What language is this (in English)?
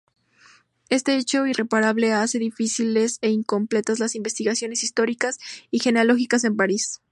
Spanish